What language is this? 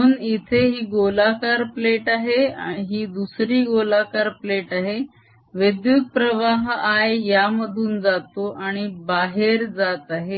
Marathi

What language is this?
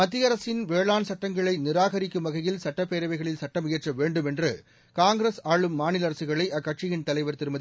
Tamil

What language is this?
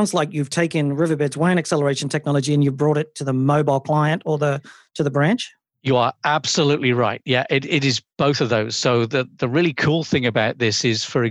English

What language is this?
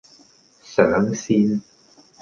Cantonese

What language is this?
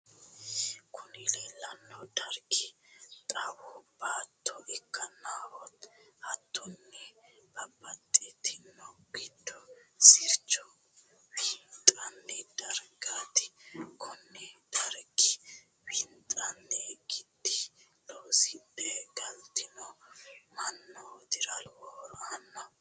Sidamo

